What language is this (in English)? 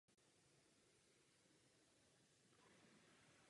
Czech